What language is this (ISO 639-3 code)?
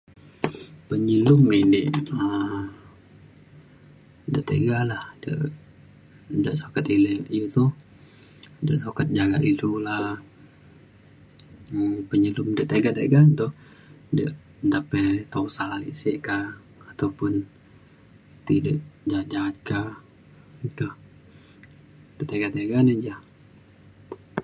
xkl